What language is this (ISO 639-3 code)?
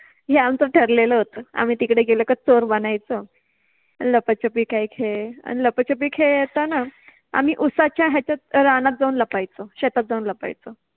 mar